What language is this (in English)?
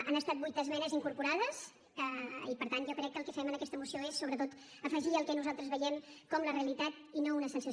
Catalan